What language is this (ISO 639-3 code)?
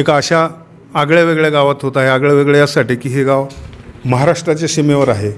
mar